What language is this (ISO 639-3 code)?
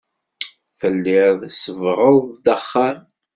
kab